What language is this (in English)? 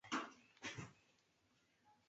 Chinese